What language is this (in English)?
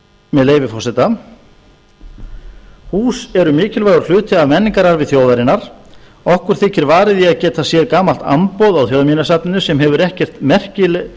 Icelandic